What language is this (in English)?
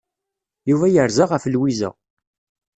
Kabyle